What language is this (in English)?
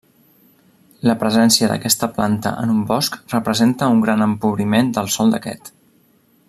Catalan